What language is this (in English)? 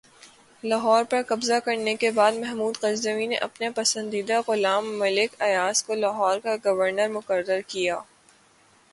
Urdu